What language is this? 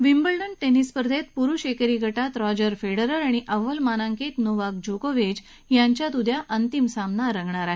Marathi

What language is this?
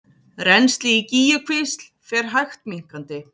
Icelandic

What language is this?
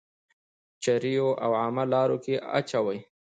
Pashto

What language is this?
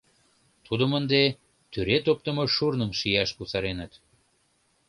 Mari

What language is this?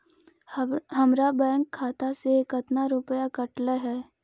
Magahi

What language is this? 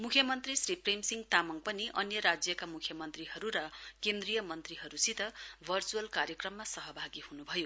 Nepali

